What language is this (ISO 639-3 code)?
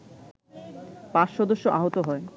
ben